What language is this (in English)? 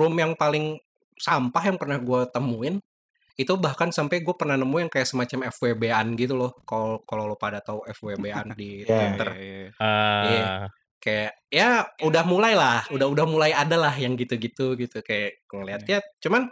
Indonesian